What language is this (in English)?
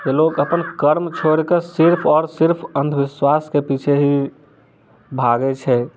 Maithili